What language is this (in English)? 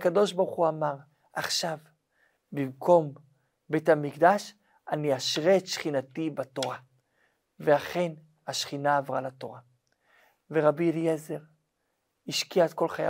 Hebrew